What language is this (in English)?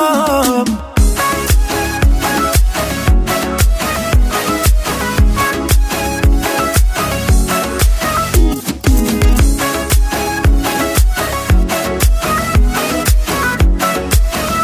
Persian